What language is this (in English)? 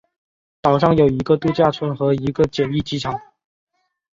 Chinese